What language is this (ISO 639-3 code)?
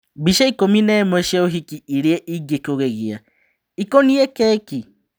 kik